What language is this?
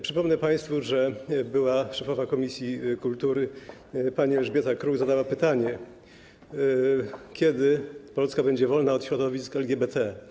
Polish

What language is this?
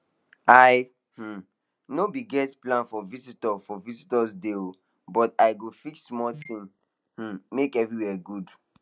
Nigerian Pidgin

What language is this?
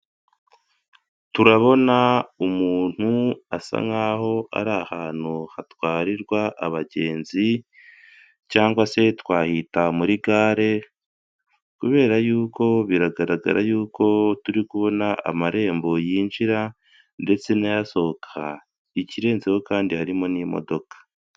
Kinyarwanda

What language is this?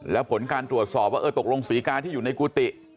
Thai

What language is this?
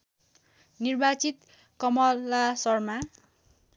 Nepali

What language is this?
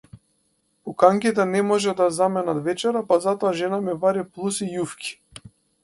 Macedonian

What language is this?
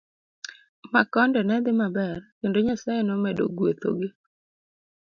Luo (Kenya and Tanzania)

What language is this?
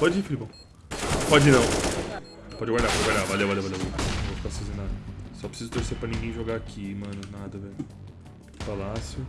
Portuguese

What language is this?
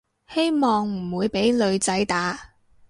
Cantonese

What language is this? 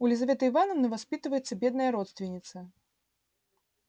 Russian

